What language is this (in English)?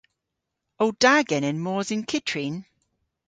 Cornish